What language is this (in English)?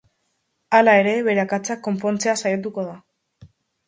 Basque